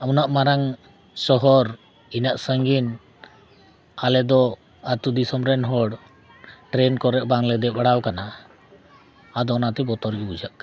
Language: Santali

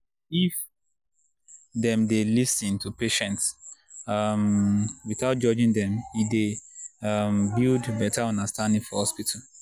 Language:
Nigerian Pidgin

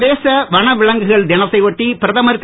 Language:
Tamil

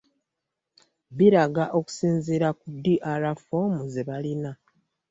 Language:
Ganda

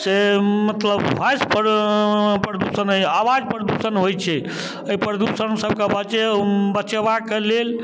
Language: Maithili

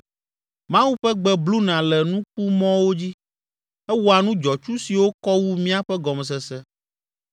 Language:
Ewe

